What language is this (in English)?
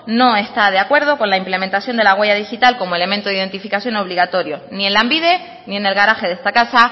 Spanish